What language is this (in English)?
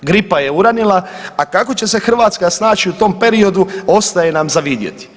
Croatian